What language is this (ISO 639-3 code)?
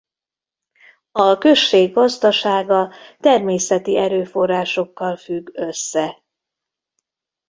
hun